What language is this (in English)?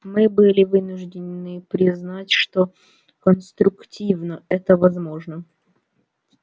Russian